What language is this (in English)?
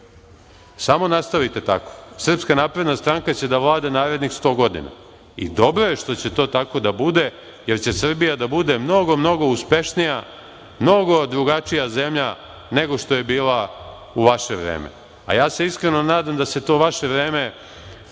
Serbian